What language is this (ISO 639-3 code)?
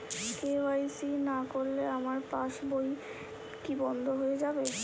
ben